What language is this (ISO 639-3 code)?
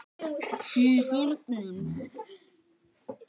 isl